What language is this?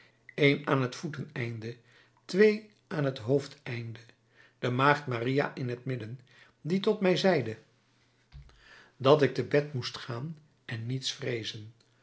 Dutch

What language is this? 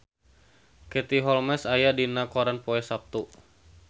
Sundanese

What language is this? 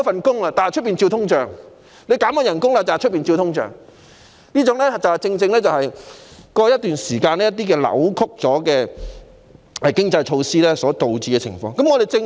Cantonese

